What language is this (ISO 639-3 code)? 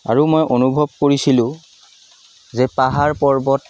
asm